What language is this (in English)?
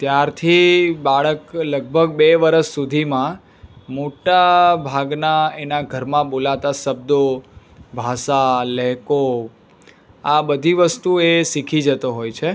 Gujarati